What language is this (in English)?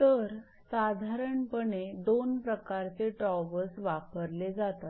Marathi